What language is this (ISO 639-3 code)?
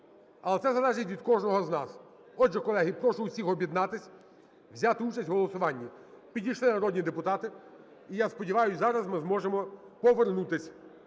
ukr